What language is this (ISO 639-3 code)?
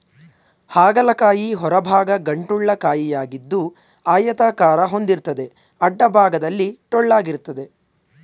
kan